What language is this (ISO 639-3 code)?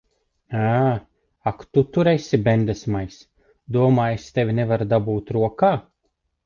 lav